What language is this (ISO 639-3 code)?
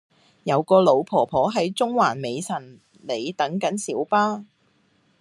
yue